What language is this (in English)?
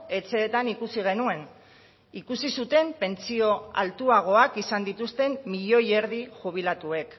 Basque